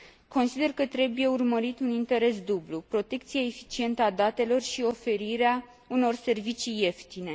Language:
Romanian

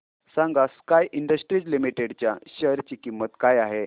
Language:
Marathi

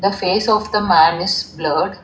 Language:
English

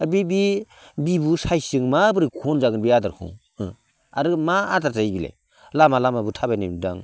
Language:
Bodo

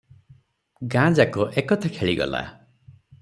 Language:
Odia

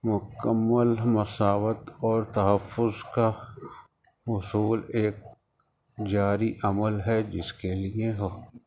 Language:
Urdu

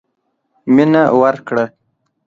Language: Pashto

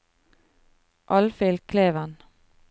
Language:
Norwegian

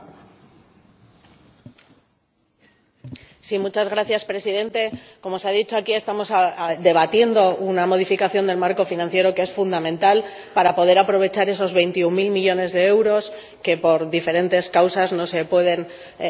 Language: Spanish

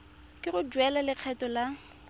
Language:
Tswana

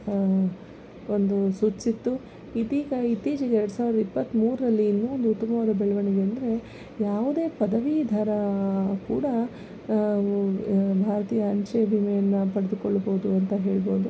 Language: Kannada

